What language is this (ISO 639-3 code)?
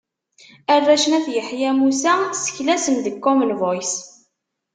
kab